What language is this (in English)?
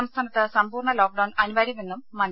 Malayalam